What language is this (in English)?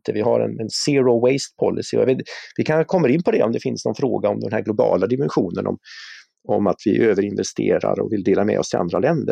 Swedish